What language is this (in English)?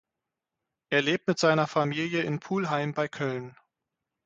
German